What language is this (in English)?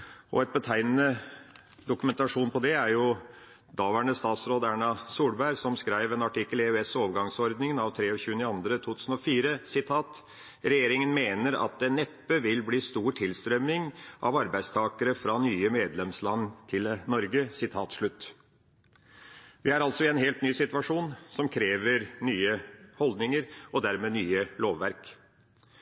Norwegian Bokmål